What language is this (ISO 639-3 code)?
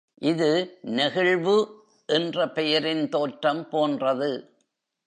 tam